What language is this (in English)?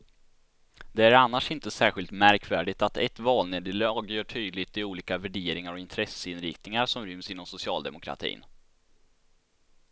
Swedish